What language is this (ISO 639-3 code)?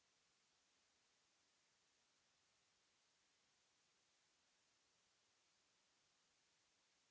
fra